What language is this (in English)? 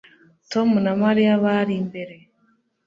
Kinyarwanda